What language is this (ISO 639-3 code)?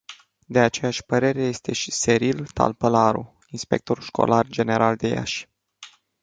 ron